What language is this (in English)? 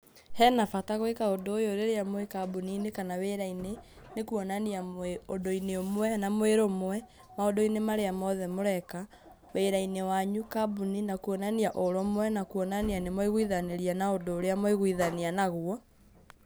Kikuyu